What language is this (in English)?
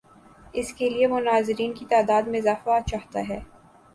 Urdu